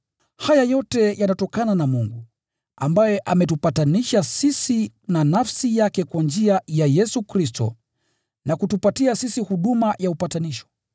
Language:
Swahili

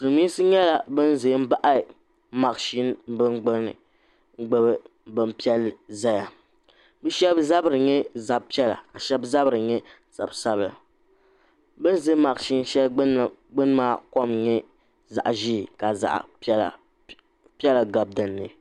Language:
Dagbani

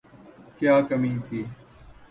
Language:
Urdu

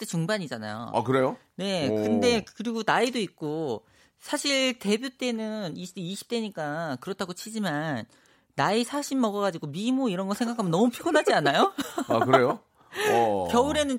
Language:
Korean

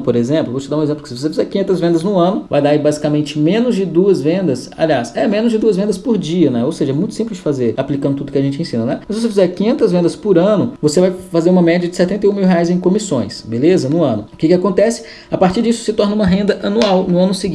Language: Portuguese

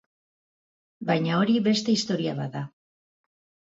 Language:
Basque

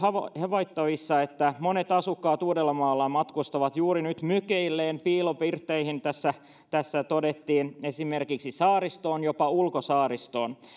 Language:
Finnish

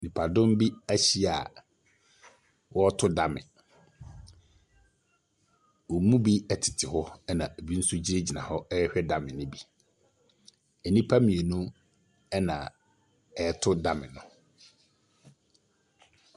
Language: Akan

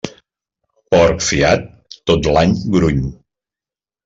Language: Catalan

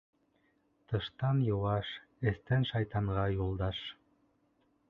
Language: Bashkir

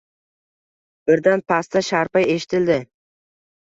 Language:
Uzbek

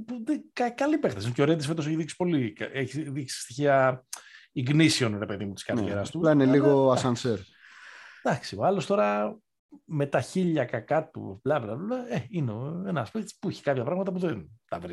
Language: Greek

